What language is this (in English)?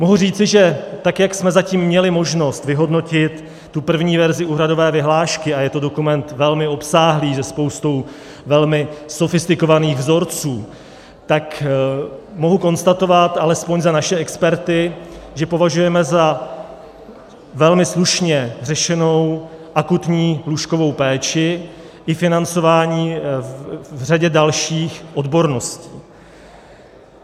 Czech